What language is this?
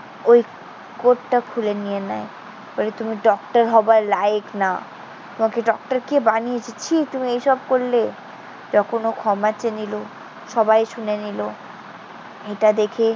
Bangla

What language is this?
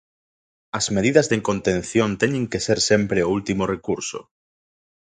Galician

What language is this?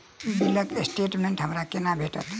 Maithili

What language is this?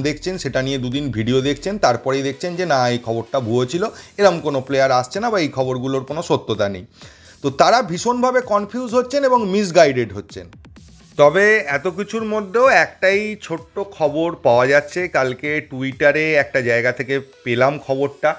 Bangla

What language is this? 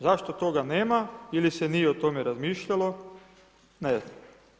Croatian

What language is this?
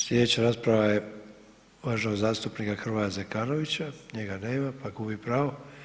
Croatian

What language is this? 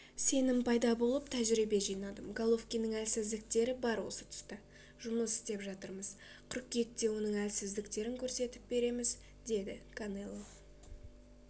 Kazakh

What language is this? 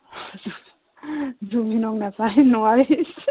Assamese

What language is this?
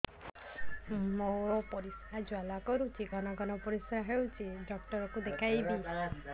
Odia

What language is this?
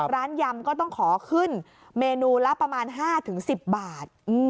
Thai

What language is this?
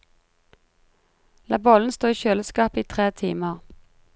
Norwegian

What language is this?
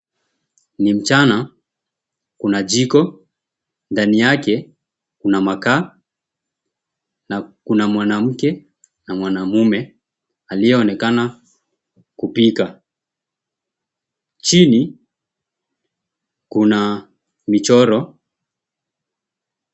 Swahili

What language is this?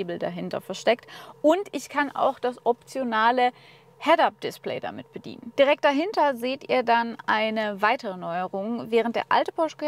German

